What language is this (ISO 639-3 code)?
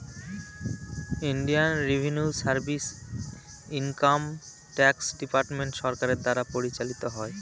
ben